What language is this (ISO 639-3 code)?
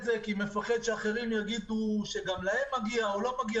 heb